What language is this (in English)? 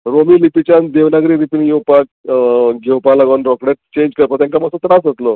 Konkani